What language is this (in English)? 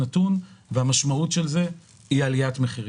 Hebrew